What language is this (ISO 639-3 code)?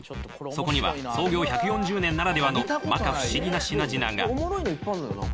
jpn